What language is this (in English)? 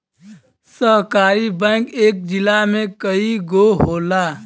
Bhojpuri